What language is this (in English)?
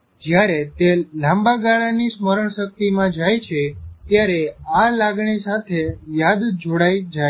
Gujarati